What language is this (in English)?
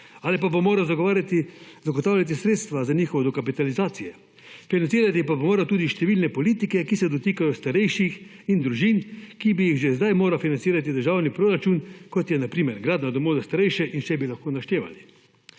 Slovenian